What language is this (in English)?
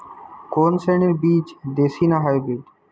Bangla